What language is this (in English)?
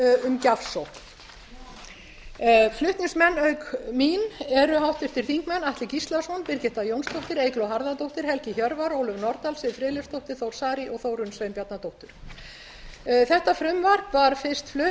Icelandic